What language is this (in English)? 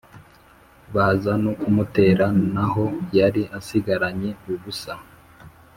Kinyarwanda